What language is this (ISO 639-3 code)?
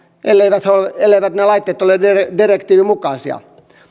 fin